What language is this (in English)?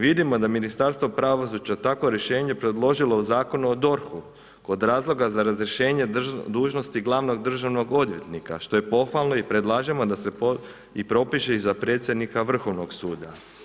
Croatian